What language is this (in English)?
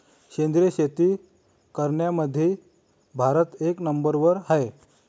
Marathi